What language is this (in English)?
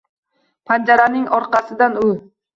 Uzbek